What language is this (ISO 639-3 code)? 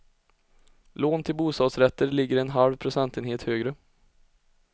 swe